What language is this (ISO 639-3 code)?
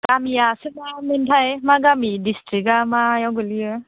brx